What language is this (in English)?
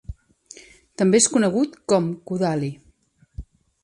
Catalan